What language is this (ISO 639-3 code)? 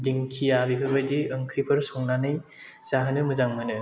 brx